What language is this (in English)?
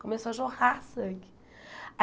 Portuguese